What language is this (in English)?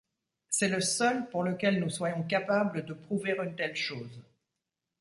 French